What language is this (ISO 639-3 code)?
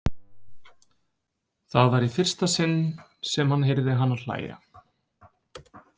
isl